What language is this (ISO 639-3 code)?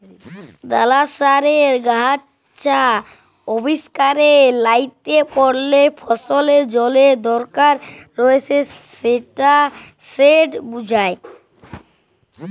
ben